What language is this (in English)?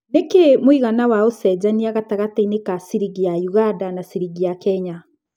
Kikuyu